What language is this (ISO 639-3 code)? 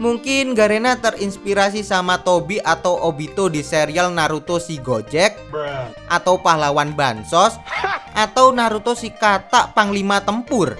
ind